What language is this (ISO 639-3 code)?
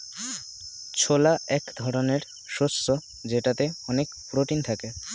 ben